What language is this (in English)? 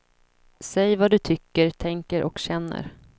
Swedish